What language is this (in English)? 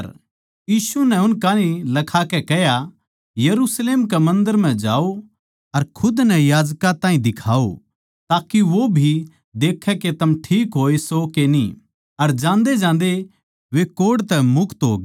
Haryanvi